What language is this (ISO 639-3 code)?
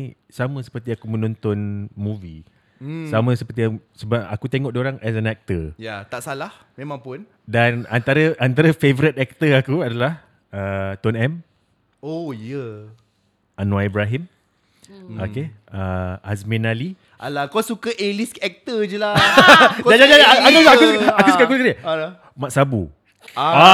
msa